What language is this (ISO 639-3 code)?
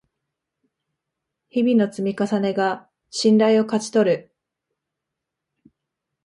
jpn